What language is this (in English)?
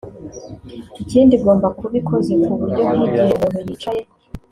Kinyarwanda